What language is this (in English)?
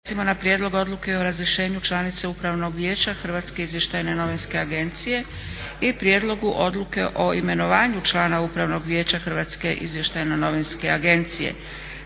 Croatian